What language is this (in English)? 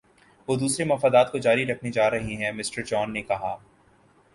Urdu